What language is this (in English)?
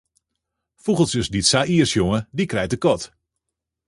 Western Frisian